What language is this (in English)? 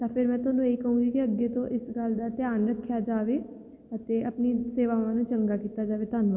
Punjabi